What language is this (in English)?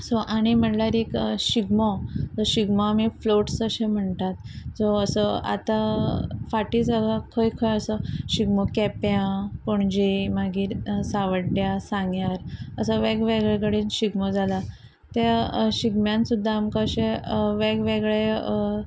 Konkani